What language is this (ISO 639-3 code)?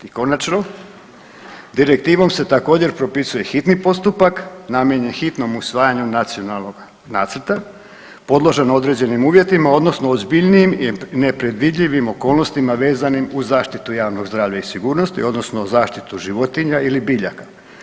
hrv